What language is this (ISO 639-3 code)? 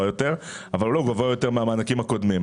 heb